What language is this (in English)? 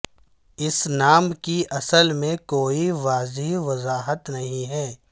Urdu